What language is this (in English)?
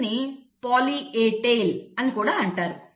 Telugu